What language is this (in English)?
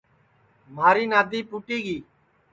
Sansi